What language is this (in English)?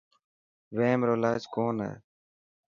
Dhatki